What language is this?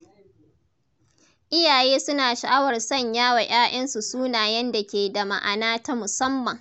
Hausa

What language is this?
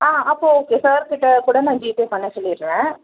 Tamil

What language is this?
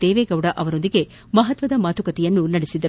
Kannada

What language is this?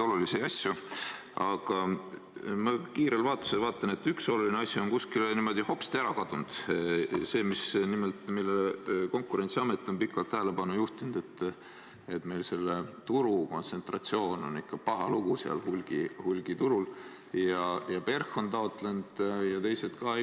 Estonian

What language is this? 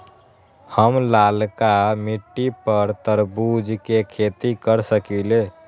Magahi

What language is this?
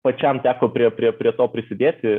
Lithuanian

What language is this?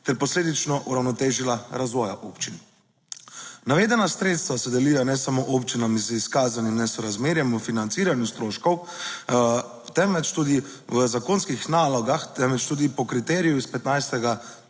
Slovenian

